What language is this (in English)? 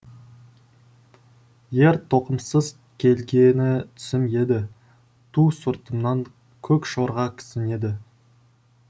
Kazakh